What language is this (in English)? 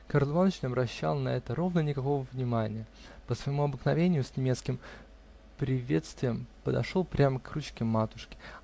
Russian